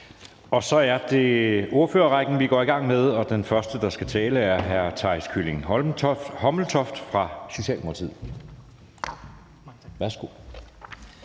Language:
Danish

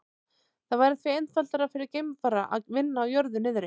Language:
Icelandic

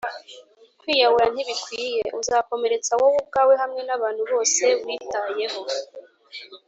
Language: Kinyarwanda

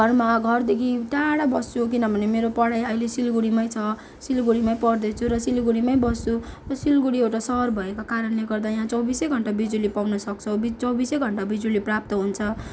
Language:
Nepali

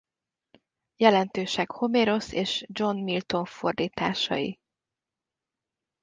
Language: Hungarian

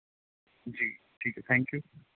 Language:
Punjabi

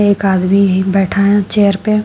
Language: Hindi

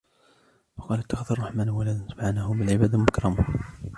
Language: Arabic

